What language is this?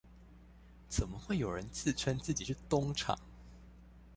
Chinese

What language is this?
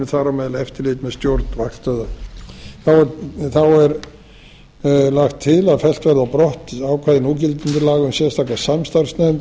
Icelandic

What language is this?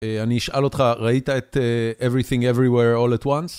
Hebrew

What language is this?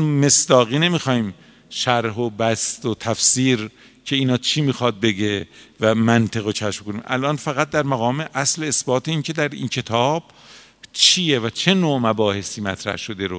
Persian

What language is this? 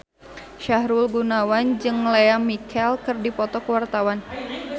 Sundanese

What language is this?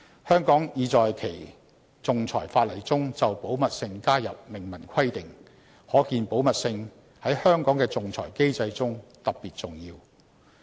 Cantonese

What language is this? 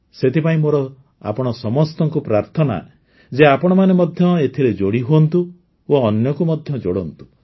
Odia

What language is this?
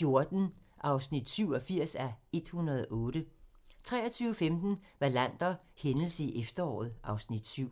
Danish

